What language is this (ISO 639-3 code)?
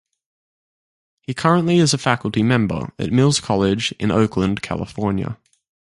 eng